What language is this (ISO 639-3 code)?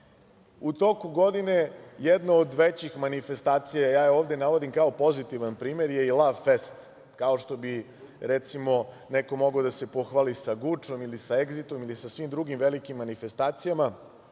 srp